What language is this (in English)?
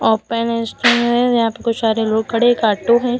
Hindi